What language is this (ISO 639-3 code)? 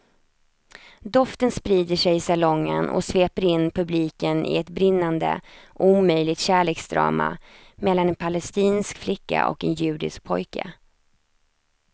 swe